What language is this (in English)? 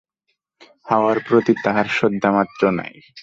Bangla